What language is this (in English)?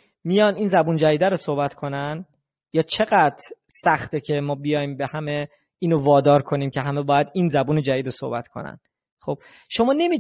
Persian